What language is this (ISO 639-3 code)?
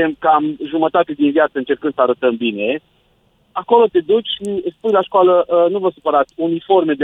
ron